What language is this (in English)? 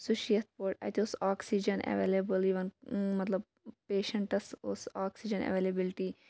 Kashmiri